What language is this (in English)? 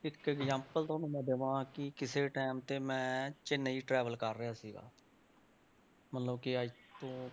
Punjabi